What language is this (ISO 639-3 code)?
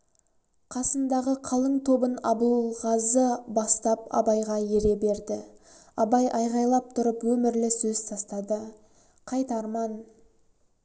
kaz